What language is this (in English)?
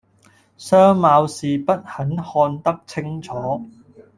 Cantonese